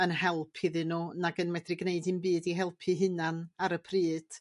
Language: Welsh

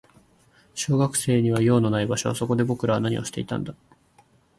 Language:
Japanese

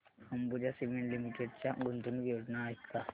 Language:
Marathi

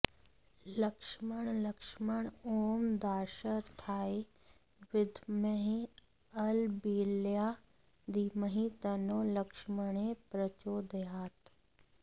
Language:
Sanskrit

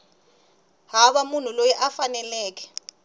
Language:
Tsonga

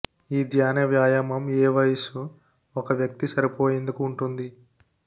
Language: Telugu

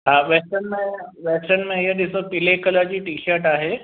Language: Sindhi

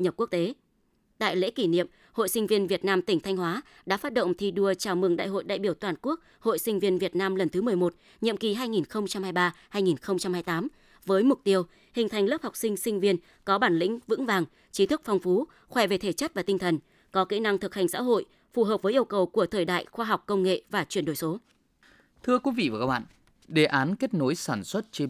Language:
Vietnamese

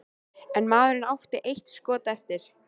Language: Icelandic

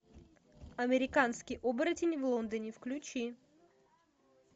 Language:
Russian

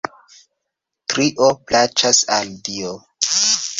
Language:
Esperanto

